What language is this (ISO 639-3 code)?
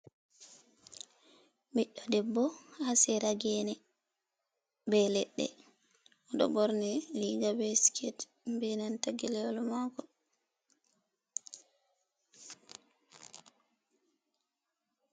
ful